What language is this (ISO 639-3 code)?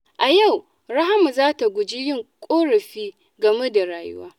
hau